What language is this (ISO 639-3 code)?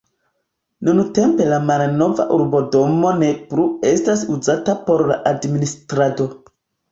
epo